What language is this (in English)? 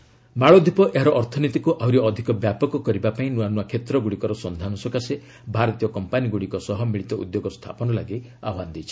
Odia